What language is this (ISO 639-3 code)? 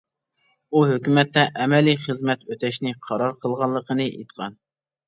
uig